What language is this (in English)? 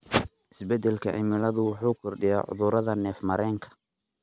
Somali